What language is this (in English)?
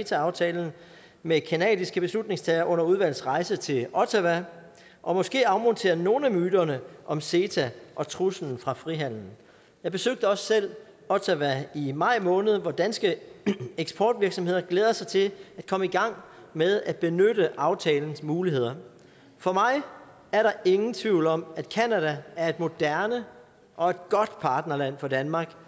Danish